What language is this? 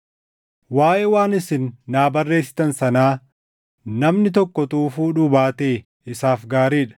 Oromo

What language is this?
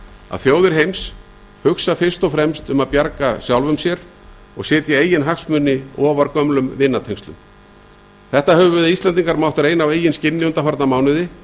Icelandic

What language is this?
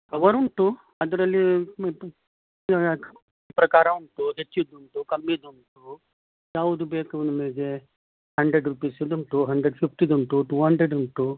Kannada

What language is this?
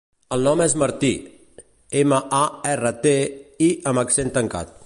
Catalan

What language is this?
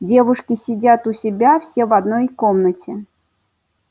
Russian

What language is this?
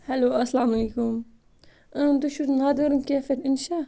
Kashmiri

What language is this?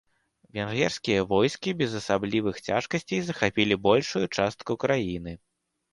Belarusian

